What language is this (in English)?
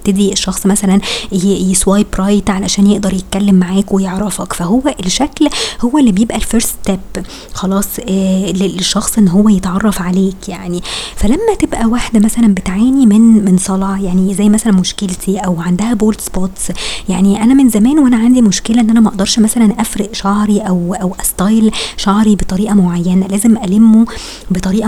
Arabic